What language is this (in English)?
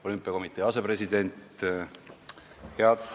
Estonian